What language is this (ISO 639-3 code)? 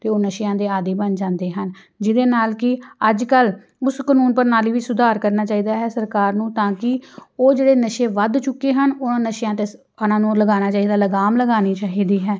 pan